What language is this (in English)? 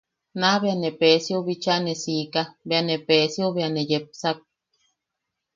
Yaqui